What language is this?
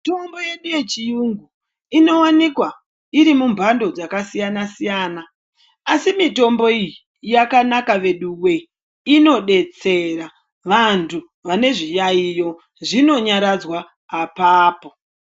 Ndau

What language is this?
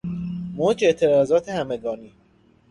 Persian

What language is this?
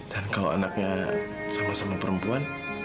Indonesian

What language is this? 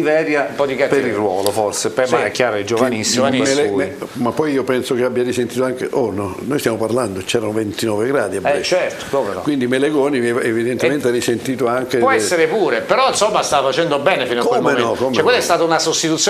Italian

